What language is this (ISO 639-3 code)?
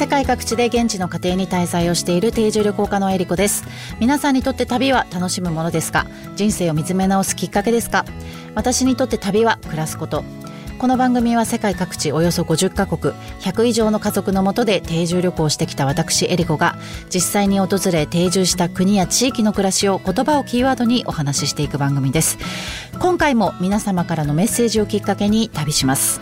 jpn